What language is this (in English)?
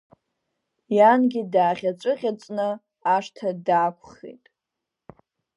Abkhazian